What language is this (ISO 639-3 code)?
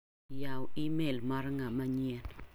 luo